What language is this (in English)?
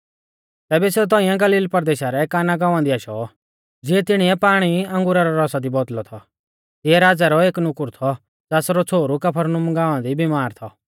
Mahasu Pahari